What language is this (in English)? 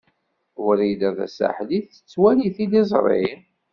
Kabyle